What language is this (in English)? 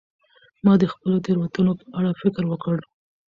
Pashto